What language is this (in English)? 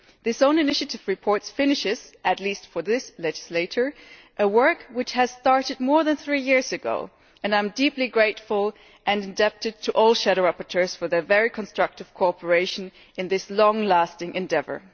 English